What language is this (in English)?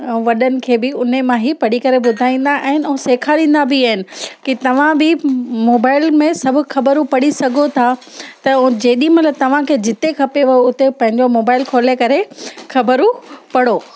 Sindhi